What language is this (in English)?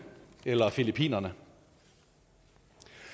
Danish